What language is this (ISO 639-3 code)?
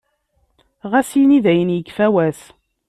kab